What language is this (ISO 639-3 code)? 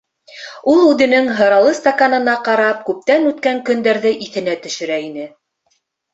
bak